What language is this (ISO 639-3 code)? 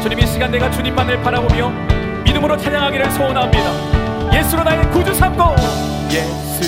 kor